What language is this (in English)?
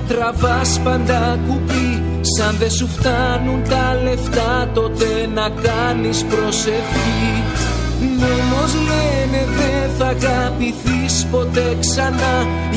Greek